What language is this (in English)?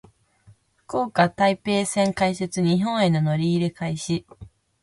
Japanese